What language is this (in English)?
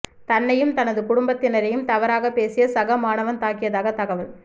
Tamil